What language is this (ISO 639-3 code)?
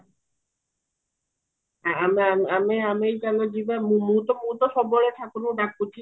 ori